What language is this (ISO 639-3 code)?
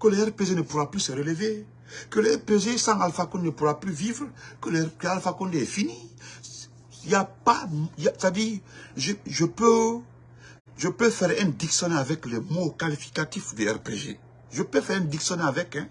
fra